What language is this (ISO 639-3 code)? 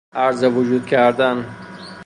fas